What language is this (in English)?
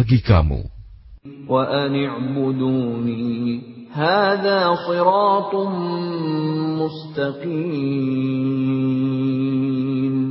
Indonesian